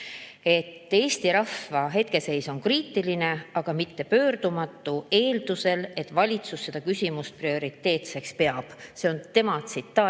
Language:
Estonian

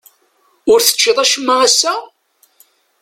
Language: Kabyle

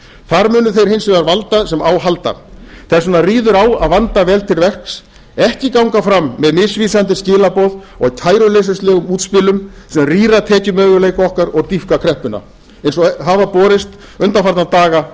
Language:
Icelandic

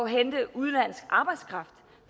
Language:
Danish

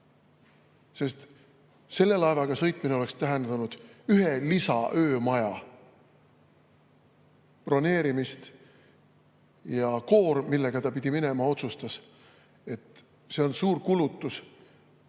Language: Estonian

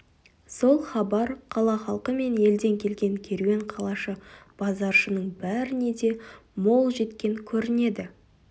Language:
Kazakh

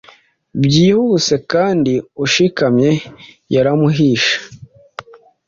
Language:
Kinyarwanda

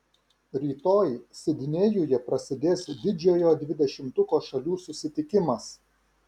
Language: Lithuanian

